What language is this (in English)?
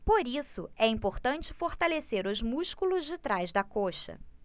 Portuguese